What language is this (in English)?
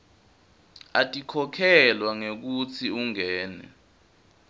Swati